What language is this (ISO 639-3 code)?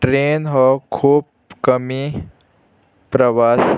kok